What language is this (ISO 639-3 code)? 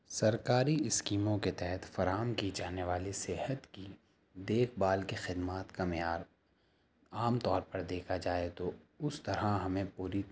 urd